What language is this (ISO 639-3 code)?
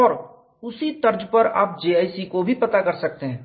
hin